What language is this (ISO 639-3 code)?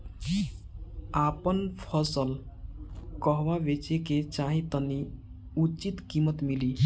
bho